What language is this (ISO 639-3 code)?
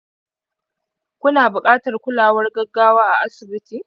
hau